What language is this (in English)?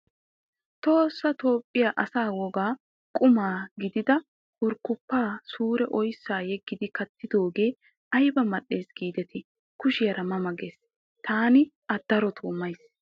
Wolaytta